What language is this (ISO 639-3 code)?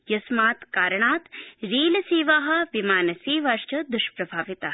san